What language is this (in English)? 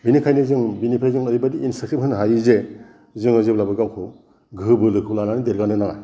Bodo